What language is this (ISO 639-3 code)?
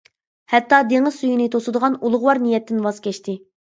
uig